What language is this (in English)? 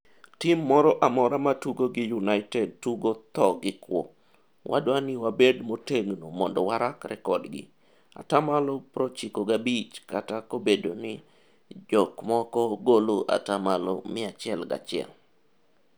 Luo (Kenya and Tanzania)